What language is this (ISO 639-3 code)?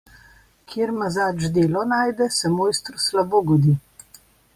slv